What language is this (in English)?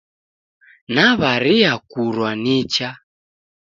Taita